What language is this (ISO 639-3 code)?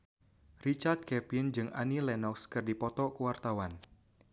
sun